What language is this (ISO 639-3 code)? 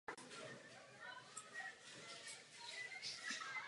ces